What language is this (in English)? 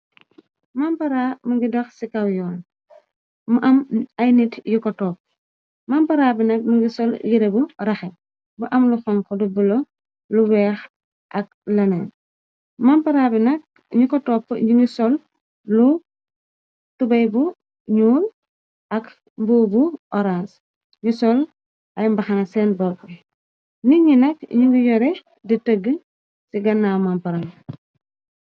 Wolof